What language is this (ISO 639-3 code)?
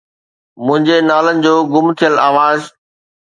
snd